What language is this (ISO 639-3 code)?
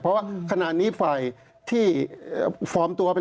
tha